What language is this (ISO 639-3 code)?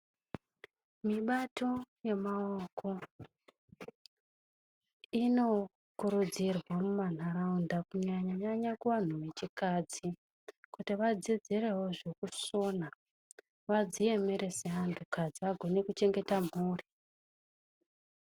ndc